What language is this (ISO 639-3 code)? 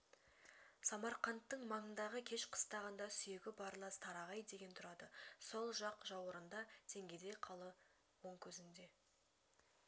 kaz